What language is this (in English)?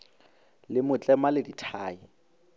Northern Sotho